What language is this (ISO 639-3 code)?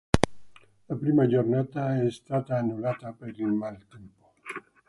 ita